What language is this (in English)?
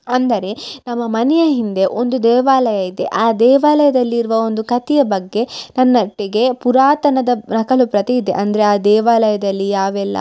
Kannada